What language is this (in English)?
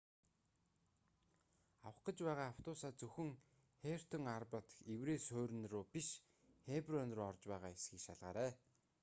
Mongolian